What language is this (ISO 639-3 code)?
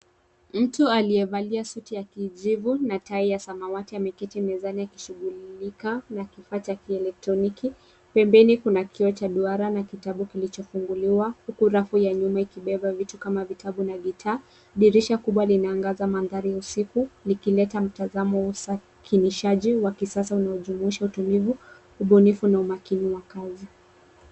swa